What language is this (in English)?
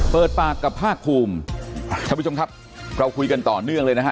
Thai